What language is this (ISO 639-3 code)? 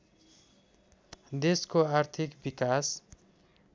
nep